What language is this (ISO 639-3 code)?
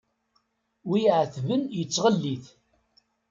kab